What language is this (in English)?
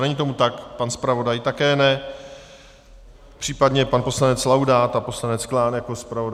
Czech